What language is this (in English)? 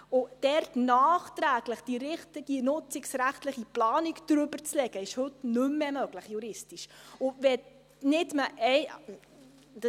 Swiss German